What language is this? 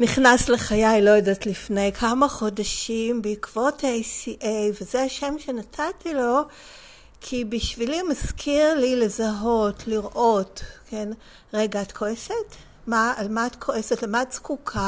Hebrew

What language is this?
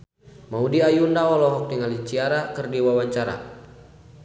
Sundanese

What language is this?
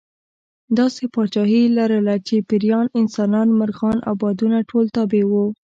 Pashto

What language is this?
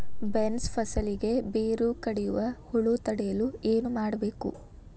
Kannada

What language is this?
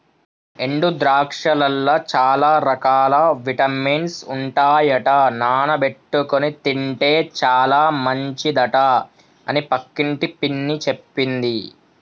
Telugu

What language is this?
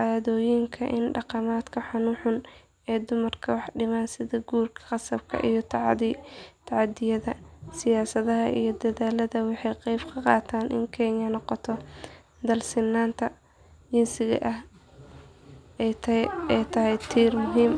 Somali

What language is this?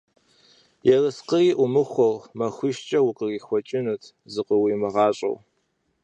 Kabardian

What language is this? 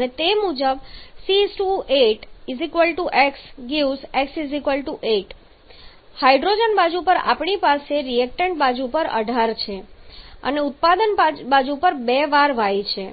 Gujarati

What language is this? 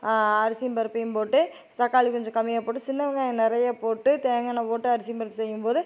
Tamil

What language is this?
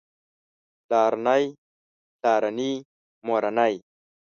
Pashto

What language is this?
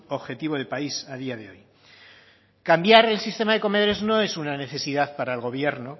Spanish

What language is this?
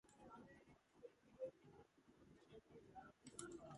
Georgian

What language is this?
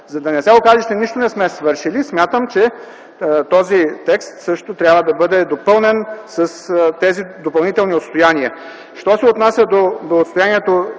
Bulgarian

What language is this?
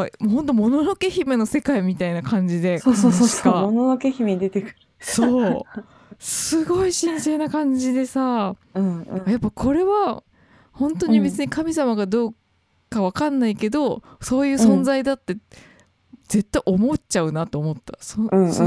Japanese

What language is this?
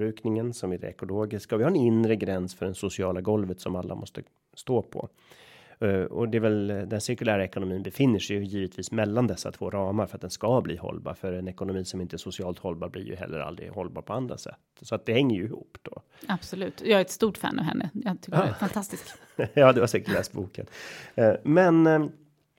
Swedish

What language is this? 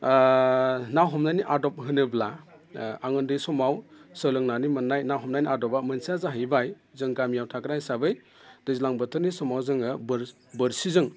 Bodo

